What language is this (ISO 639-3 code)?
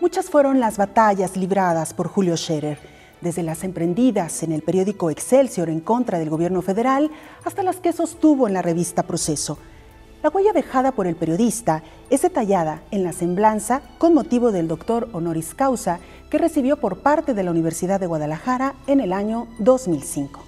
spa